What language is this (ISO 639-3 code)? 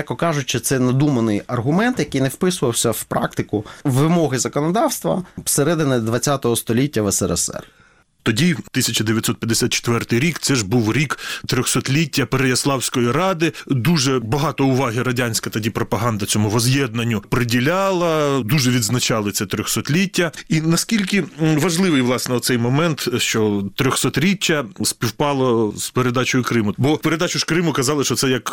ukr